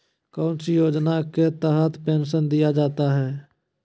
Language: Magahi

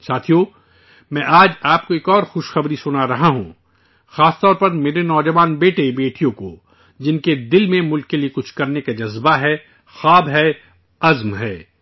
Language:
Urdu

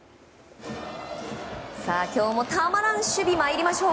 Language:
Japanese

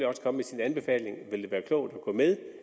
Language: Danish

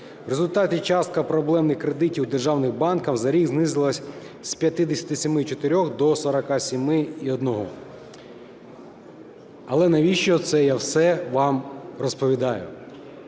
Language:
Ukrainian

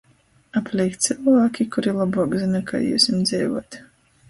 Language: Latgalian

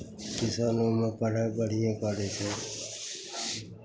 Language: Maithili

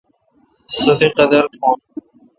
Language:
Kalkoti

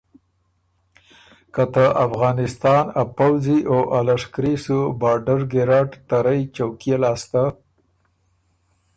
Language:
Ormuri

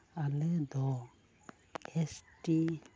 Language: Santali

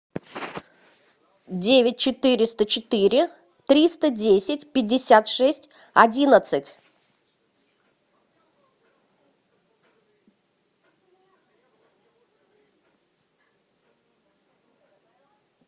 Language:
Russian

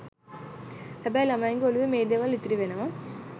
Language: Sinhala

